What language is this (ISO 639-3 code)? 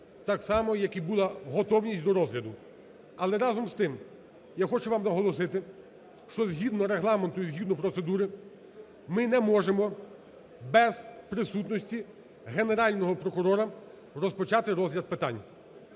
ukr